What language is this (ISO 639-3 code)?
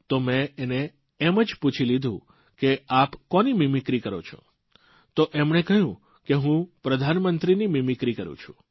guj